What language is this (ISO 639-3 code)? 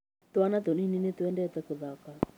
kik